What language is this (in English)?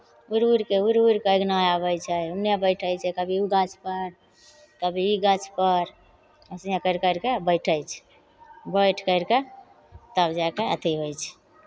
Maithili